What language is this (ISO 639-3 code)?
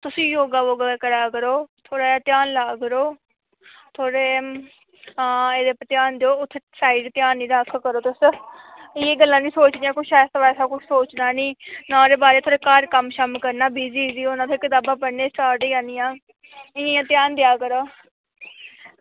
doi